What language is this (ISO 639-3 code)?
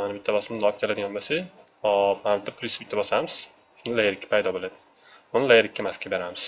tur